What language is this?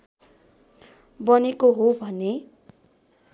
Nepali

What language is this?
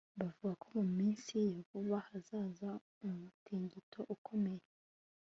Kinyarwanda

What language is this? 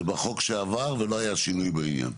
Hebrew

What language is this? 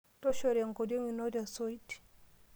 Masai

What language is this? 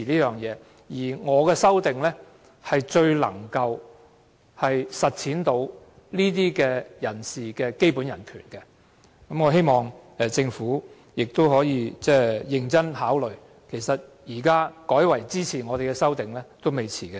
Cantonese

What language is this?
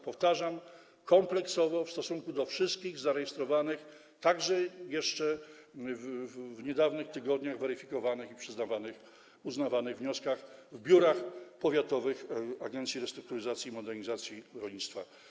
Polish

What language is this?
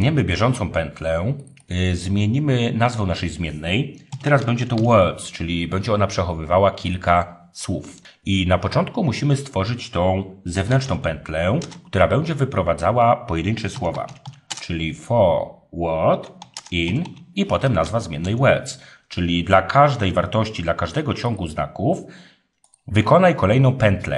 Polish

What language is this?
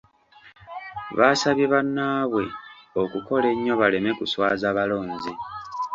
Ganda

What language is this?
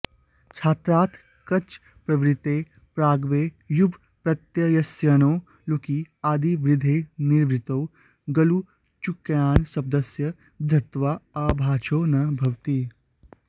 Sanskrit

